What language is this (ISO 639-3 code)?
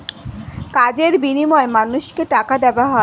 ben